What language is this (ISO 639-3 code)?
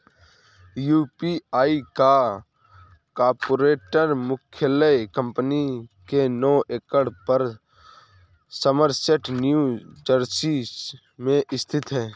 hin